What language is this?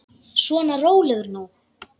Icelandic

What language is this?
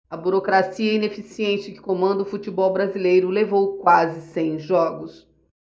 Portuguese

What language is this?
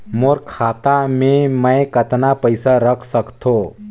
Chhattisgarhi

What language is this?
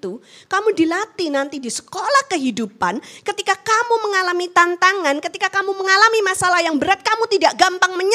Indonesian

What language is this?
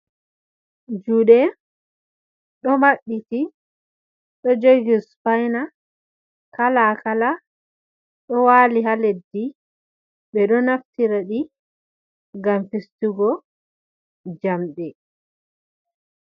Fula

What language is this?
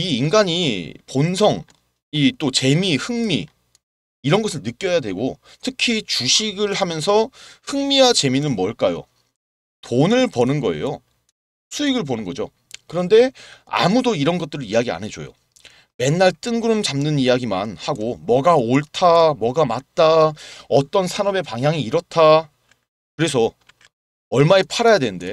Korean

